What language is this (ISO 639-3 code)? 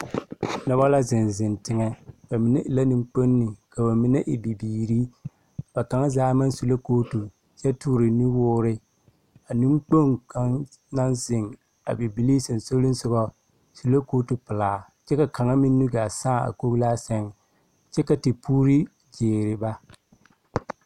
dga